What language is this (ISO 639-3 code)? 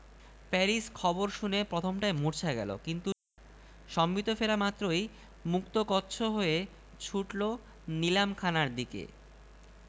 ben